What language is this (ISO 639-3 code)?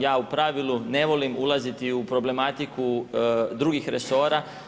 hrv